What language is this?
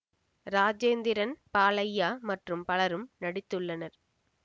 Tamil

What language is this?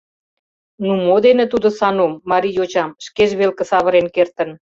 Mari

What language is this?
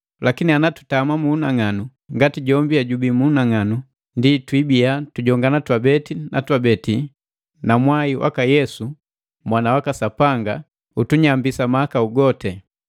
Matengo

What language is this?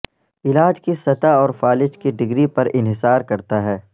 Urdu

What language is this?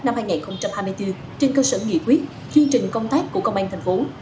Vietnamese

